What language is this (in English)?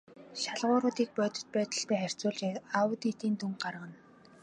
Mongolian